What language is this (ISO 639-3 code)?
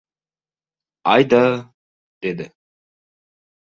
uzb